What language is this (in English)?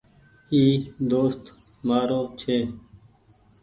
Goaria